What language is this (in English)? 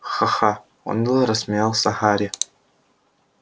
Russian